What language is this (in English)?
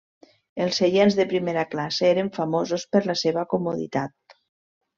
Catalan